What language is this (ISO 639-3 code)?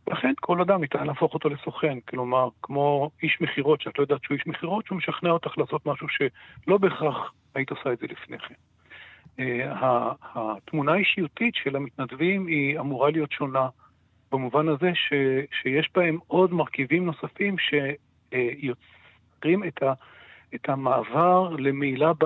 heb